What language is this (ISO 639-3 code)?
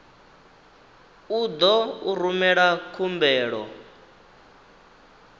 ven